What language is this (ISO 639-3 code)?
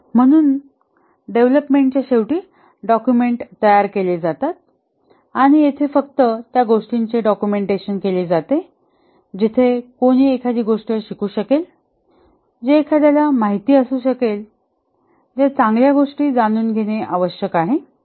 mar